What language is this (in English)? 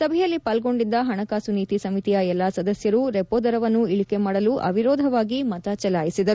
Kannada